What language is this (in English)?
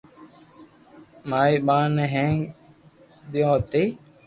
Loarki